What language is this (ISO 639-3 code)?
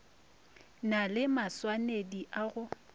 nso